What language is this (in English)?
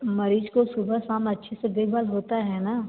Hindi